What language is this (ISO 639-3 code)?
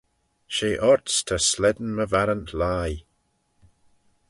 glv